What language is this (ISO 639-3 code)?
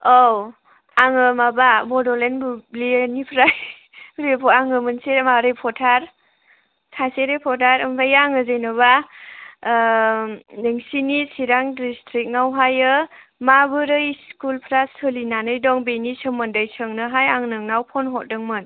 brx